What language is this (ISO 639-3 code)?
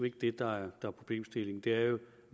dan